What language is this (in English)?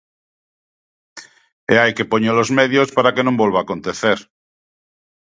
Galician